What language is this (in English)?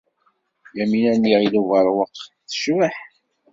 Kabyle